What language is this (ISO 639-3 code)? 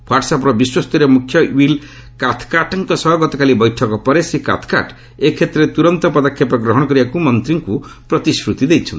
ori